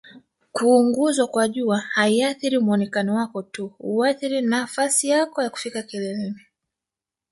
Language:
Swahili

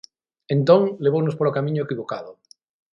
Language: Galician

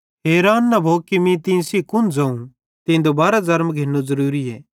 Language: Bhadrawahi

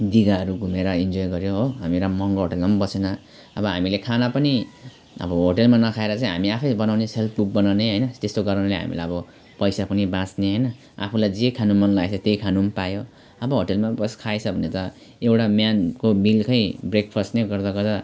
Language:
Nepali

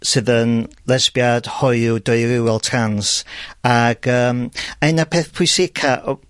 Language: Welsh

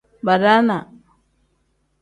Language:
Tem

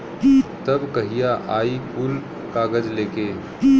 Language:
Bhojpuri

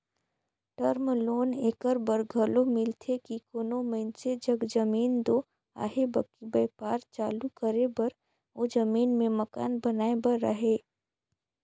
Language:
Chhattisgarhi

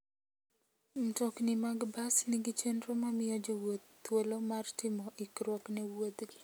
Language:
Luo (Kenya and Tanzania)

